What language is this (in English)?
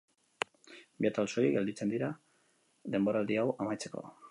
Basque